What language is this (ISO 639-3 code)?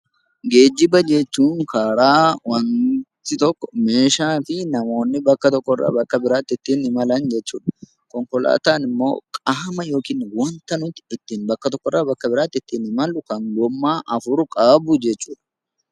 orm